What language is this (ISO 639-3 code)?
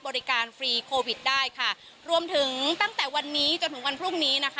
tha